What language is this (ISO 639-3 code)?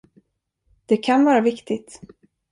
swe